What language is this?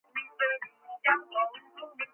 Georgian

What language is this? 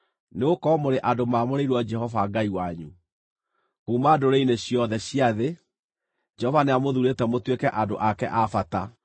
Kikuyu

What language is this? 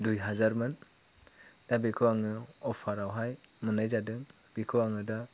Bodo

